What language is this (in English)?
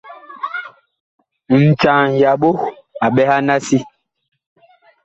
Bakoko